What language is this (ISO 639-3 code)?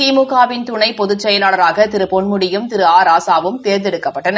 tam